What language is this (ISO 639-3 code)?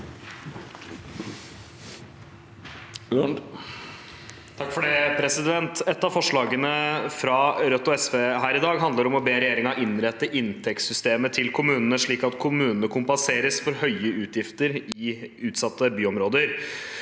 nor